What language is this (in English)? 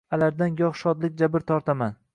Uzbek